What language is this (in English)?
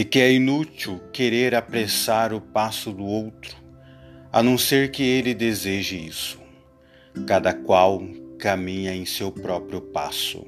Portuguese